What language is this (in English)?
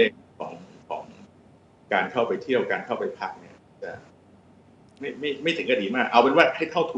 Thai